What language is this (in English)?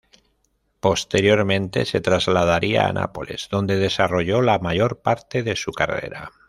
Spanish